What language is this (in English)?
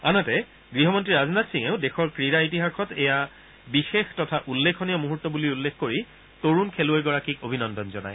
Assamese